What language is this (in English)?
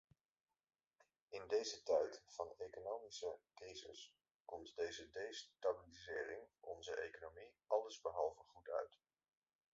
Dutch